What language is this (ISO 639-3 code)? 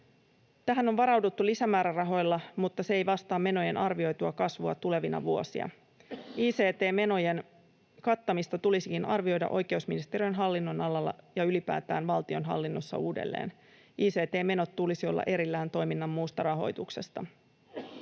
fin